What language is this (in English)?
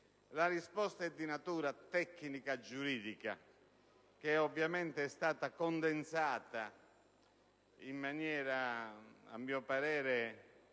Italian